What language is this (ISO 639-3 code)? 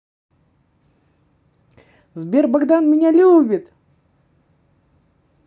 rus